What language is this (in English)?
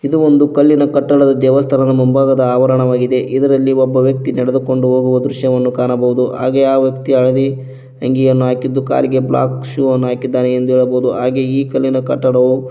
Kannada